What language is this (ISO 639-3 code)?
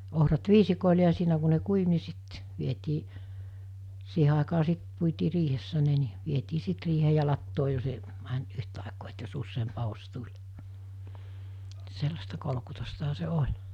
fin